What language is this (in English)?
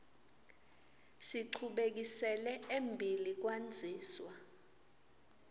Swati